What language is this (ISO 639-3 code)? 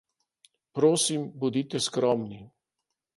slv